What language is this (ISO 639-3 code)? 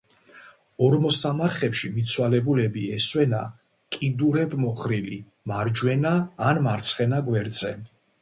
kat